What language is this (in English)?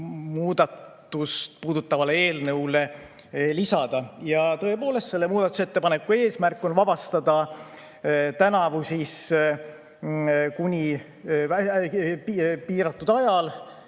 Estonian